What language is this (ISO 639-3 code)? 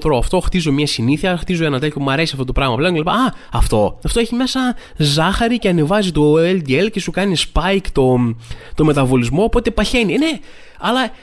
ell